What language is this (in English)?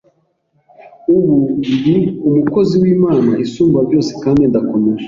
Kinyarwanda